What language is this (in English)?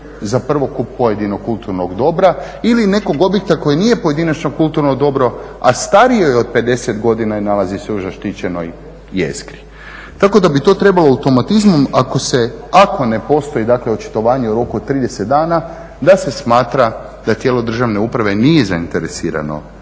Croatian